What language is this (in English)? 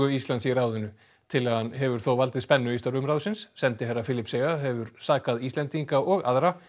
Icelandic